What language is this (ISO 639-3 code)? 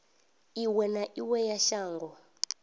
ven